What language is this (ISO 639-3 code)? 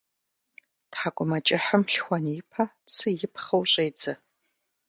kbd